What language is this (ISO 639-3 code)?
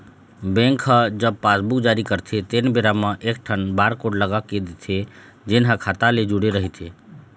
hne